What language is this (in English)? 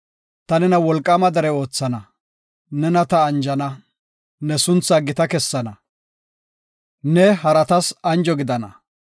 Gofa